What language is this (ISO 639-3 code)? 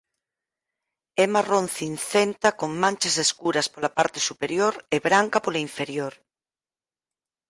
glg